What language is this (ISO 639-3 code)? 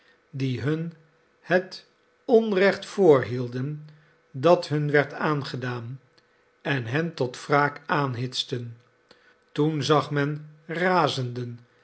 nld